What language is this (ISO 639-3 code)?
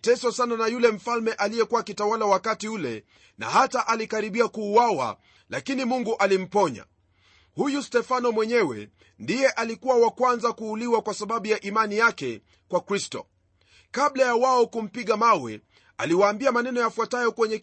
swa